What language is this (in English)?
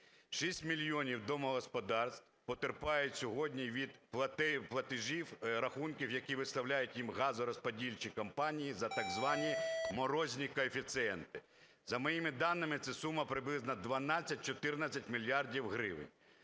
Ukrainian